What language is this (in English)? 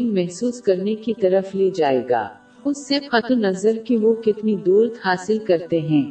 Urdu